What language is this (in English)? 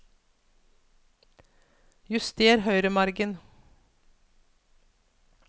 Norwegian